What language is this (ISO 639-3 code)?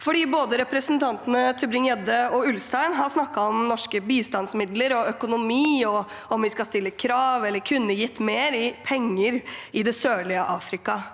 nor